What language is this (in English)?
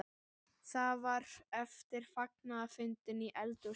Icelandic